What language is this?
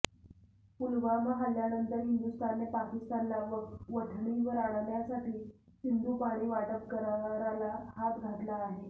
Marathi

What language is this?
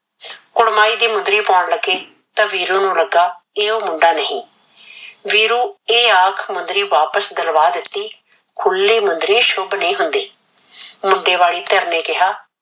Punjabi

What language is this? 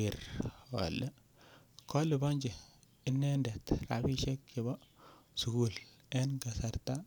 Kalenjin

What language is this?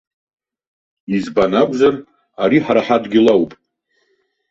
Abkhazian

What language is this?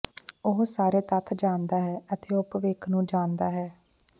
Punjabi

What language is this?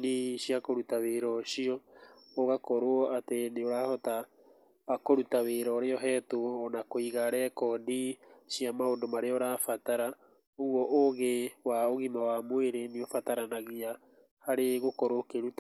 Kikuyu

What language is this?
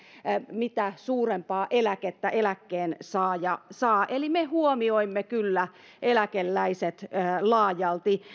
Finnish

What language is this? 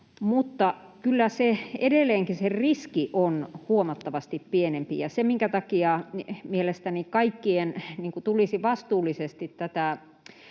Finnish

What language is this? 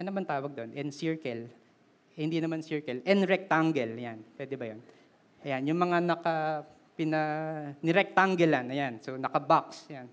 Filipino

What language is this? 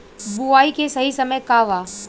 Bhojpuri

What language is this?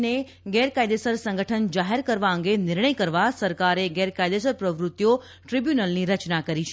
Gujarati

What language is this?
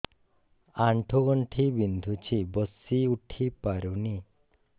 Odia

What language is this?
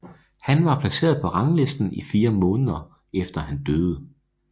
Danish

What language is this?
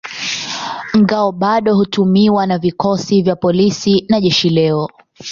Swahili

